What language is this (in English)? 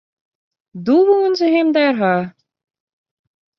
Western Frisian